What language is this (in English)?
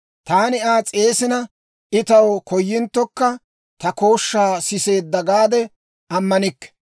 Dawro